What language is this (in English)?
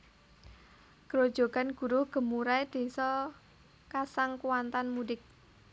Javanese